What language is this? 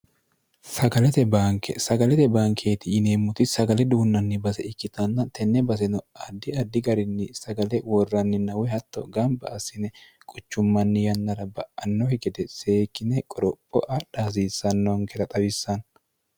Sidamo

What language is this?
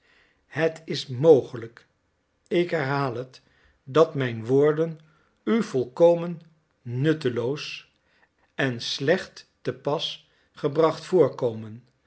Dutch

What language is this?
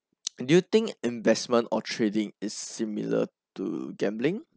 English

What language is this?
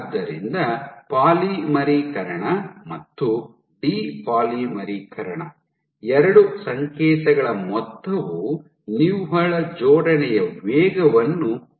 Kannada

